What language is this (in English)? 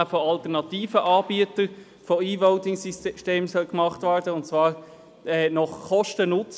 Swiss German